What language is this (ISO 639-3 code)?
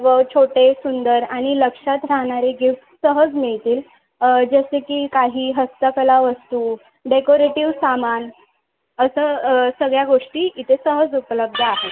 mar